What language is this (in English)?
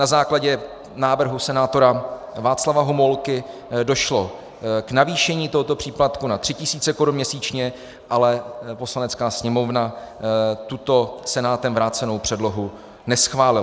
Czech